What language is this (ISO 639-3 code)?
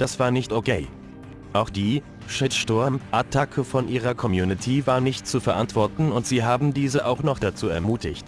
deu